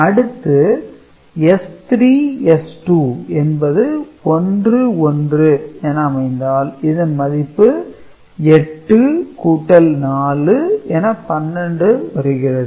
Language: Tamil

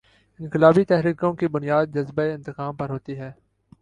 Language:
Urdu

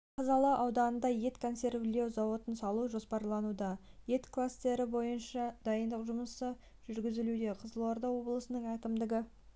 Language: Kazakh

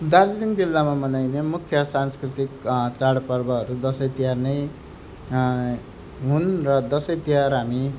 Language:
Nepali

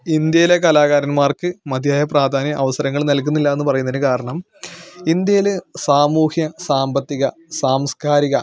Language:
Malayalam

